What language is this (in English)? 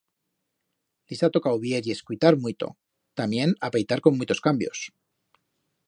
Aragonese